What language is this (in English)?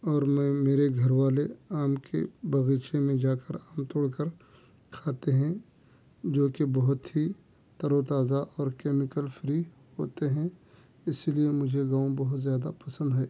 Urdu